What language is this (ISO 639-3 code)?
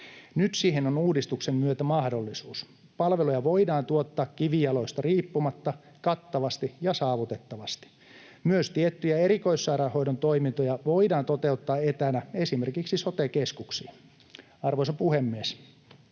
fin